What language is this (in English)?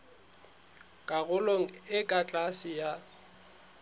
Southern Sotho